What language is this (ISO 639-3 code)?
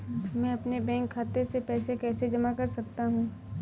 hin